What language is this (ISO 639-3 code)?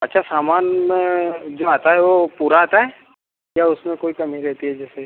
hin